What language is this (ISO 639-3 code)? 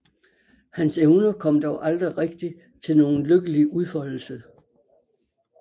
dan